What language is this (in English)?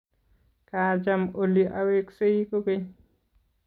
Kalenjin